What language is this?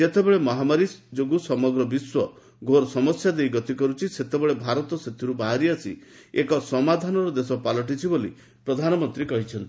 Odia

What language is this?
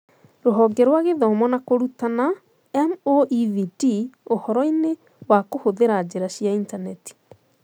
Kikuyu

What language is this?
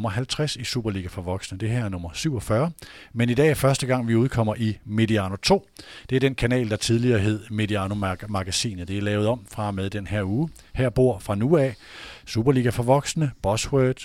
Danish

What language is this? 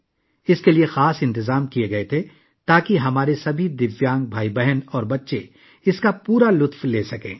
Urdu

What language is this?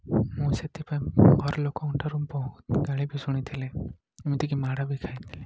Odia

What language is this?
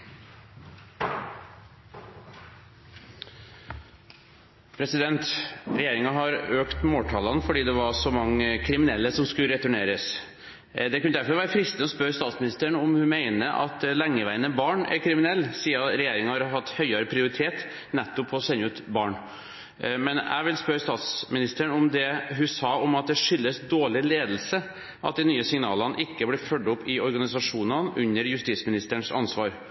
Norwegian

